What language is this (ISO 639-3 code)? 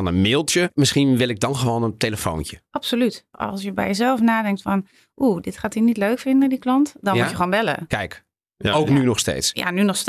nld